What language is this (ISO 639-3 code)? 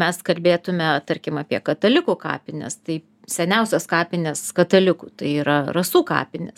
lit